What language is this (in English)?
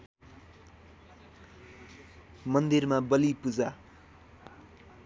Nepali